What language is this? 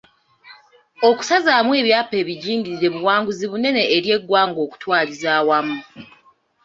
Ganda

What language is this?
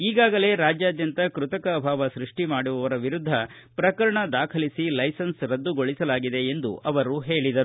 Kannada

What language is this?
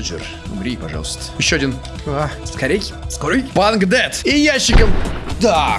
Russian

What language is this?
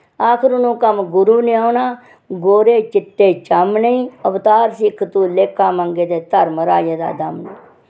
Dogri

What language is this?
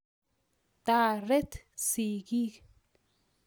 Kalenjin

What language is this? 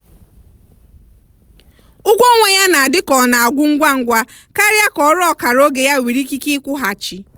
Igbo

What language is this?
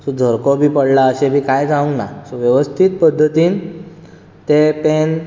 Konkani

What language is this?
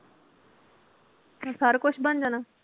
Punjabi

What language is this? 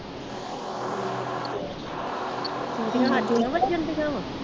Punjabi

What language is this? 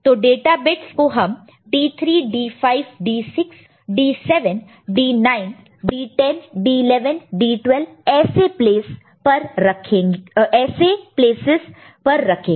Hindi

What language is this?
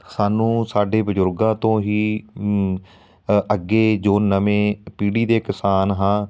Punjabi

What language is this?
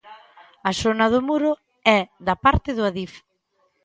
Galician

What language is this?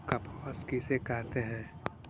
Magahi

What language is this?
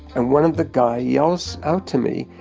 English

